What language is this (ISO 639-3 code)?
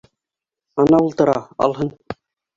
bak